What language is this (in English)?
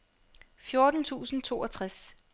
Danish